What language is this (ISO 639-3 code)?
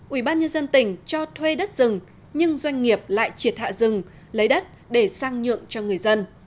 vie